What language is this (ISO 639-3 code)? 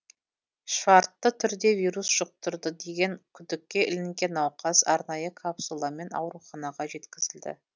kaz